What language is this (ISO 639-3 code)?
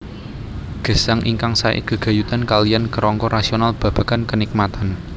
jav